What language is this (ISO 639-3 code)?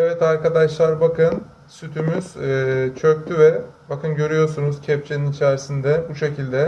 tur